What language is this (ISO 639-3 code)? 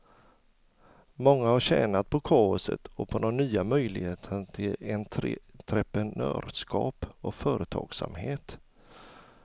swe